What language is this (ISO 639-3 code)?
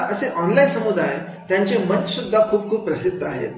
mar